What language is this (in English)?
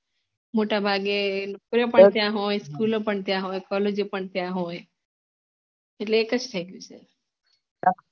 Gujarati